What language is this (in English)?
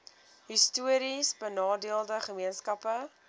Afrikaans